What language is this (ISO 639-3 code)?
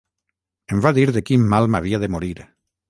cat